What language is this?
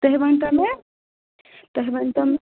Kashmiri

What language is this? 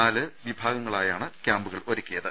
Malayalam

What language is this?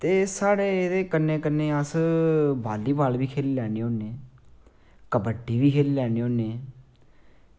Dogri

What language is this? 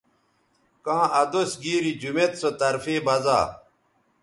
Bateri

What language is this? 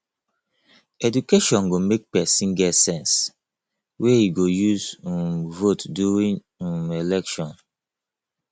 Nigerian Pidgin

